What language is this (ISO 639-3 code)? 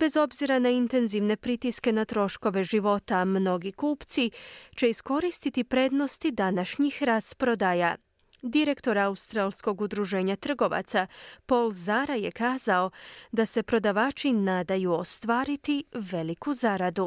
hrv